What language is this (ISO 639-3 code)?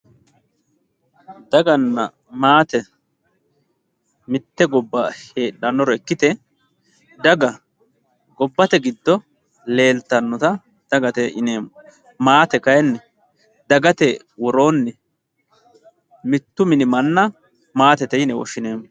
sid